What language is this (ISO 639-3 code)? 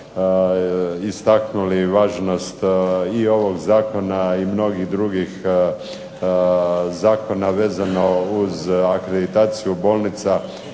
hrv